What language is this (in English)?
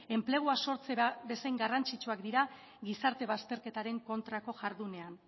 Basque